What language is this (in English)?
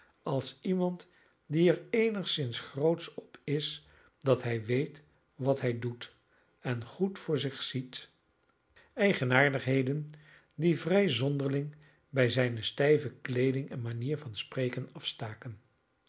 Dutch